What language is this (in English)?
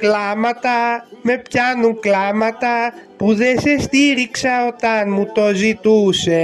Greek